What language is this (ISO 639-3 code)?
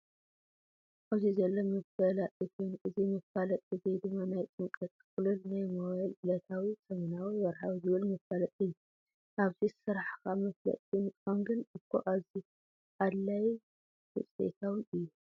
tir